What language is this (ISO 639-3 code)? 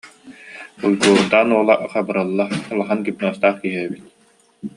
sah